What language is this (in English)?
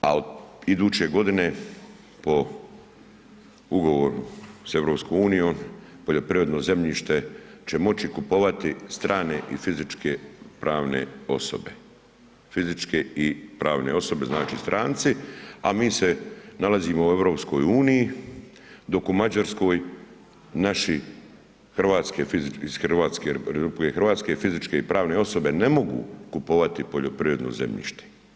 Croatian